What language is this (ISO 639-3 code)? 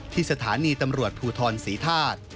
tha